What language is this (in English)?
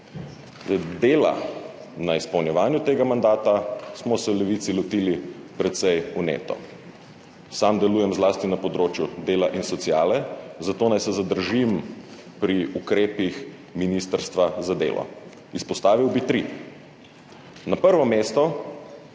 Slovenian